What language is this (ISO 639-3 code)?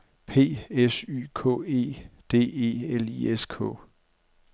dan